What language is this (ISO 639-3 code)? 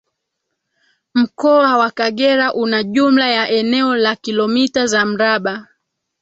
swa